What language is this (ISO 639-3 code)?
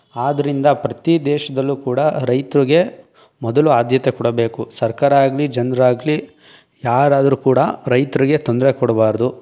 kan